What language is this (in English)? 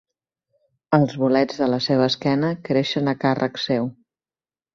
Catalan